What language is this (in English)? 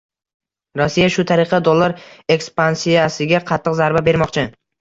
Uzbek